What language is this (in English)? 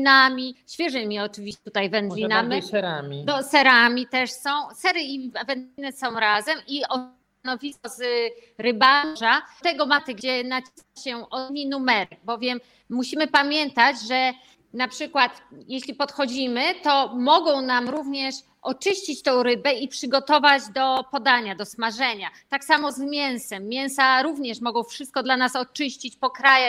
Polish